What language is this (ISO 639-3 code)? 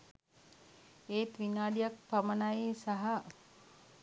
sin